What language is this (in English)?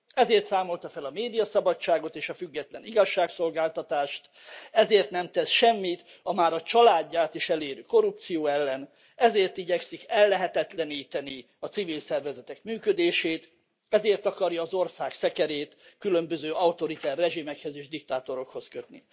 Hungarian